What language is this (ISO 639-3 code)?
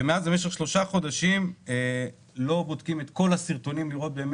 heb